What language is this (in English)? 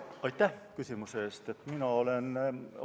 Estonian